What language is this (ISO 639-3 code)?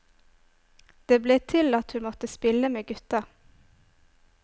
nor